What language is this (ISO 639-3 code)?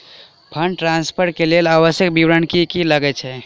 mai